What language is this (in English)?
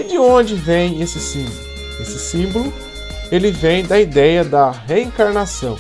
Portuguese